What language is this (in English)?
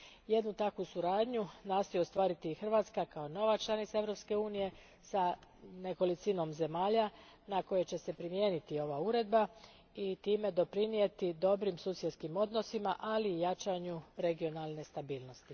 Croatian